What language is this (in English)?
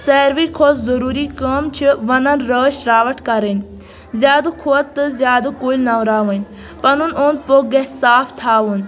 Kashmiri